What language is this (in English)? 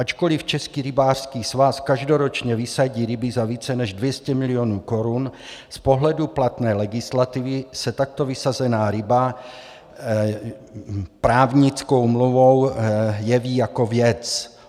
Czech